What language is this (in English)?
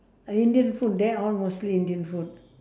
English